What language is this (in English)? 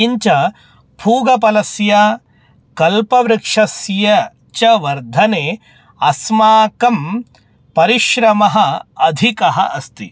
Sanskrit